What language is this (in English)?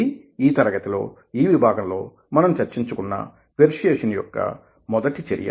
Telugu